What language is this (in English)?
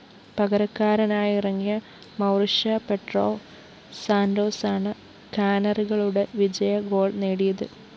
Malayalam